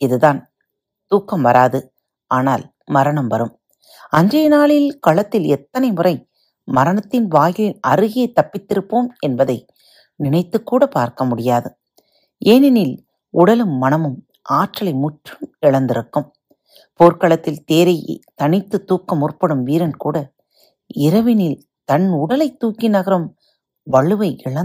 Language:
Tamil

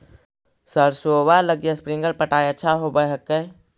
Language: Magahi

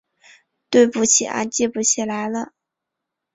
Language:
Chinese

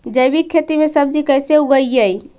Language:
Magahi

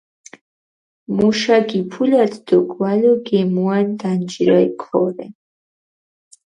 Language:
Mingrelian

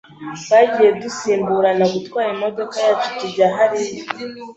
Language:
Kinyarwanda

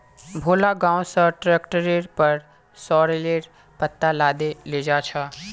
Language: Magahi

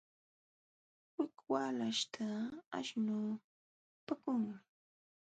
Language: Jauja Wanca Quechua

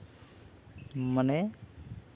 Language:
Santali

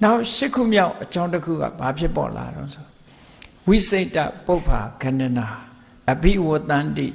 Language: Vietnamese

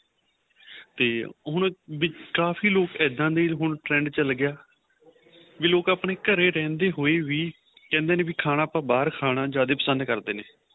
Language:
Punjabi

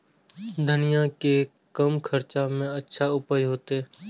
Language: Maithili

